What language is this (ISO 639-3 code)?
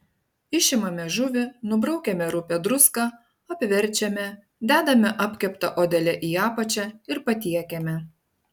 lit